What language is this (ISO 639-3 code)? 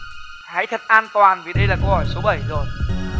vie